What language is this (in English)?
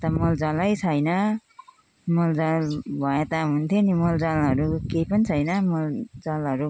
Nepali